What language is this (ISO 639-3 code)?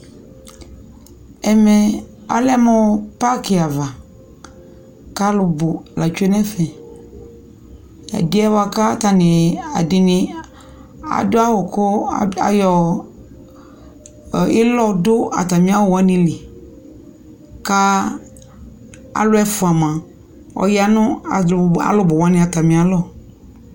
kpo